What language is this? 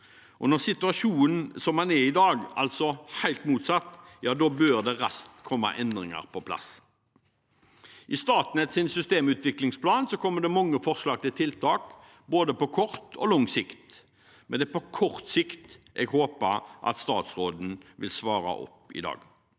Norwegian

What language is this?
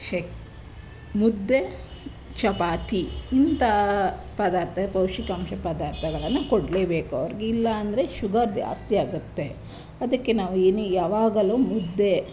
Kannada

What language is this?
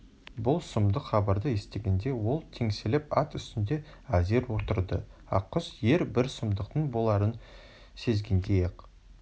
Kazakh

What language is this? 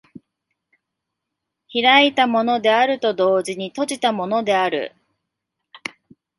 Japanese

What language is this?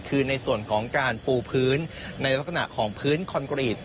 Thai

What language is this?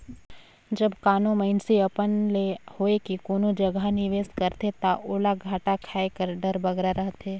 Chhattisgarhi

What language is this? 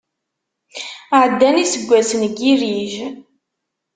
Kabyle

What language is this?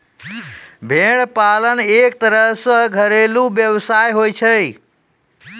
Maithili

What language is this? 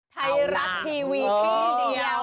Thai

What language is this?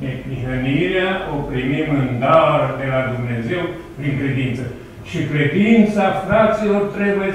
Romanian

